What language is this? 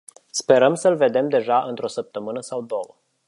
Romanian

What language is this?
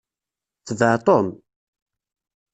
Kabyle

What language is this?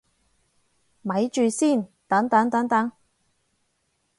Cantonese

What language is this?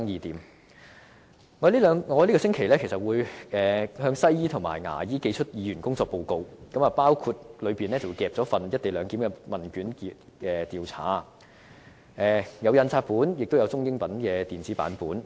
Cantonese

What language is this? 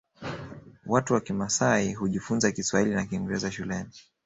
Swahili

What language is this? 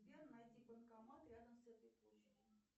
Russian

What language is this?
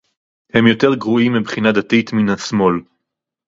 Hebrew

